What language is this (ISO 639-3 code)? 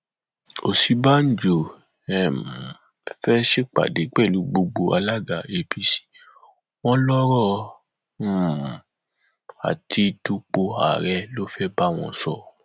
yor